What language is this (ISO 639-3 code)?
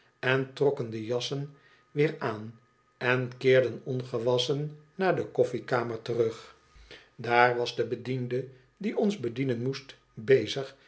nld